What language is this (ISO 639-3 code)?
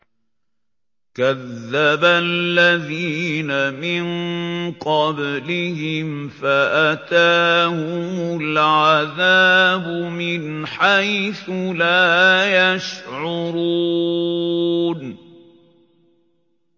ara